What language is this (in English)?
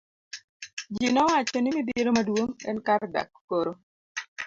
Luo (Kenya and Tanzania)